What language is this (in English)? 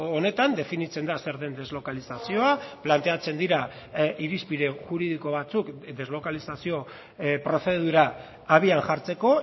Basque